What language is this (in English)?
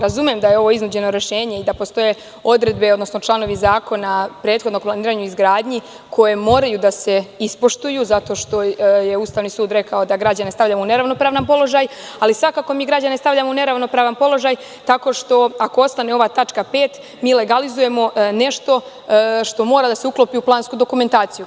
Serbian